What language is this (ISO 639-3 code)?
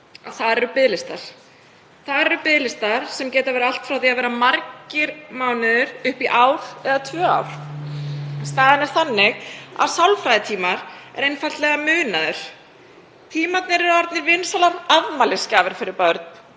isl